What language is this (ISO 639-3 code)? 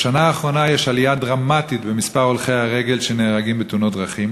heb